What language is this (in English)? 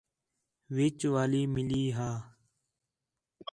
Khetrani